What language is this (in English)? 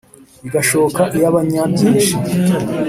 Kinyarwanda